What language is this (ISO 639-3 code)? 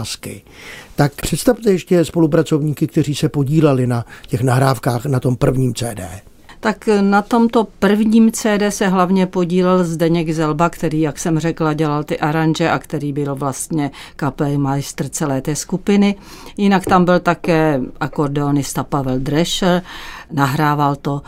ces